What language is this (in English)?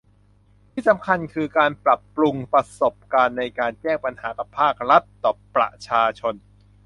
Thai